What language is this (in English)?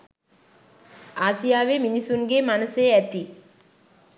Sinhala